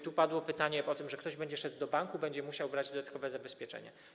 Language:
Polish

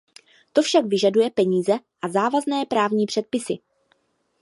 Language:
Czech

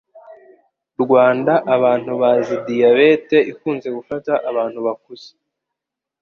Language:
Kinyarwanda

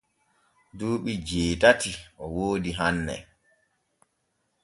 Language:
Borgu Fulfulde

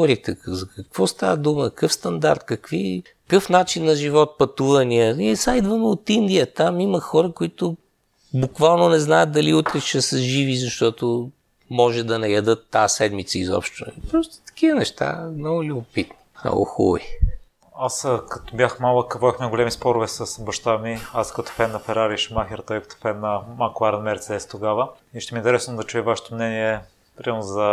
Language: Bulgarian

